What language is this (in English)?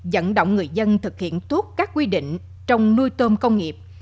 Vietnamese